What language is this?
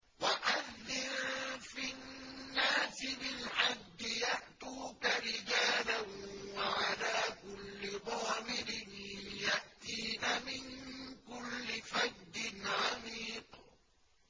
Arabic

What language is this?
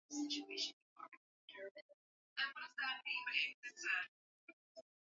Swahili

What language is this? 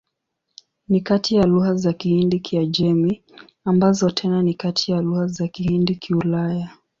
Swahili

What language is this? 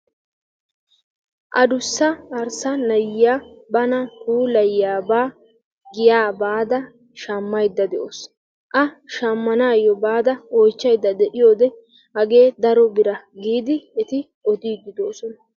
Wolaytta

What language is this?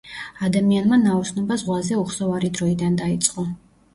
Georgian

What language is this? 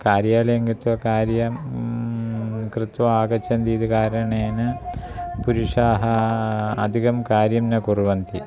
Sanskrit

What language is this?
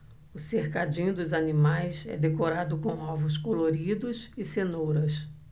Portuguese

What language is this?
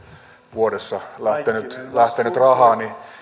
Finnish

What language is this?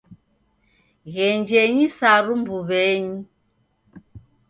Taita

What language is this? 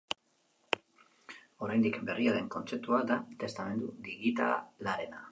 Basque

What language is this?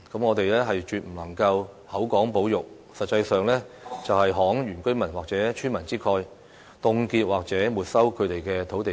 Cantonese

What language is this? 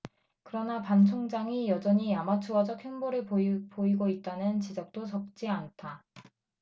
Korean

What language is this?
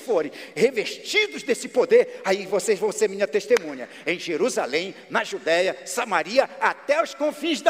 Portuguese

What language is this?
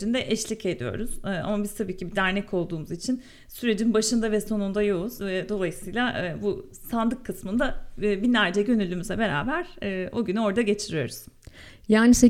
Turkish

